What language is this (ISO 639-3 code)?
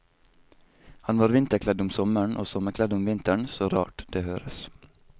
nor